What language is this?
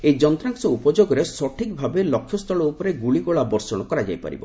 Odia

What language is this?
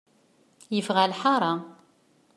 Kabyle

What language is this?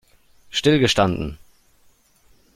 German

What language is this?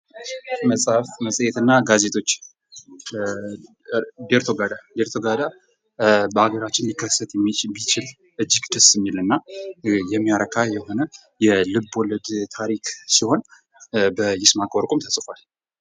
Amharic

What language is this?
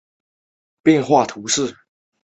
Chinese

